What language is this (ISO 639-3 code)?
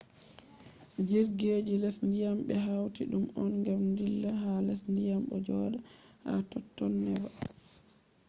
ful